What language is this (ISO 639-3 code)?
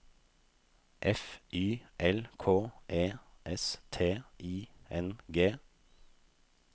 nor